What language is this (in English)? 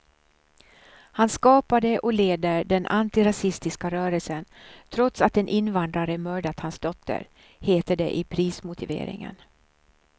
Swedish